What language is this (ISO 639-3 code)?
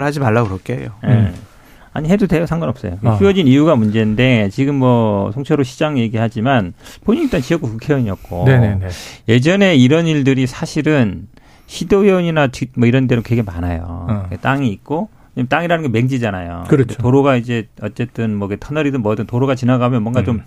kor